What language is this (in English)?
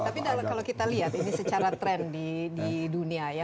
Indonesian